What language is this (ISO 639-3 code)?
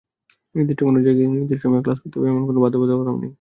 ben